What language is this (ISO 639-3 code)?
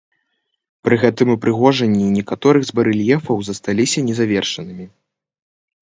bel